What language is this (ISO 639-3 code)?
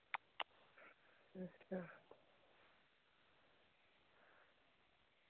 doi